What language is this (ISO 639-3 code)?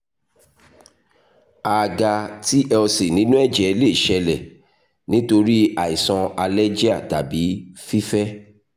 yor